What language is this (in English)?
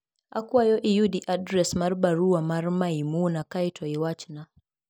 Luo (Kenya and Tanzania)